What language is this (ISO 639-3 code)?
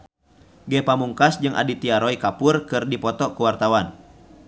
sun